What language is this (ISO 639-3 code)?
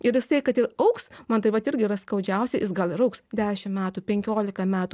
lit